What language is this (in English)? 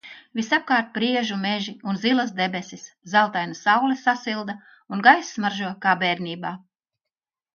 Latvian